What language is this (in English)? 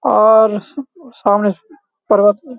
Garhwali